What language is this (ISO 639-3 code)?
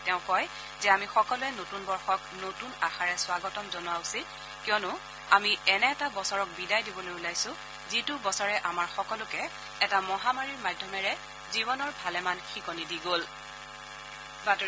asm